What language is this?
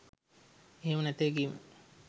Sinhala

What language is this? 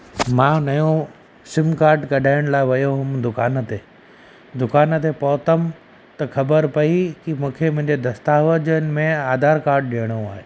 Sindhi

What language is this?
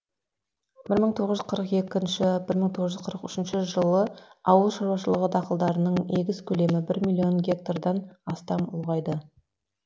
Kazakh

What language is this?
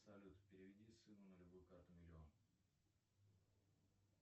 Russian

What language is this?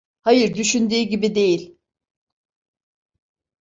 Turkish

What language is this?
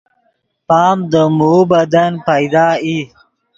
Yidgha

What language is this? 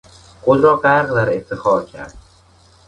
Persian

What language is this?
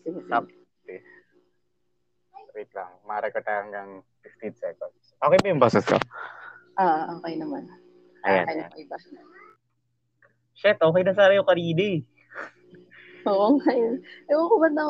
Filipino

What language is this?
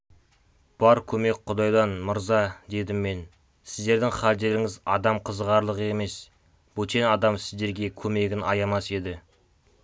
Kazakh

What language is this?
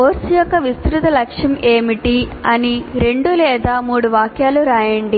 Telugu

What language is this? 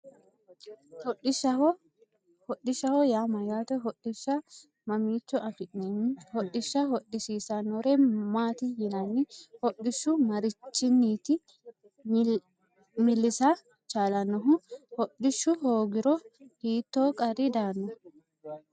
Sidamo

